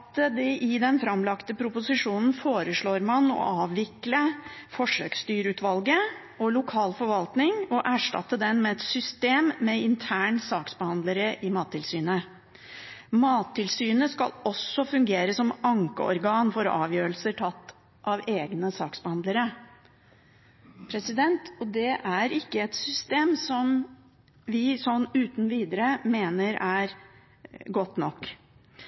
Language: Norwegian Bokmål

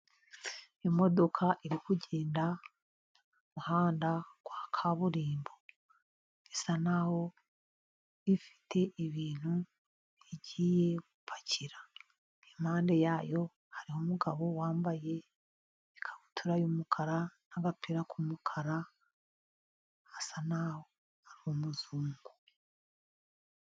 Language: Kinyarwanda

